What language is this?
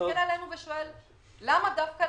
Hebrew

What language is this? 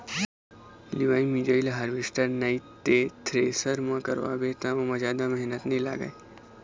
Chhattisgarhi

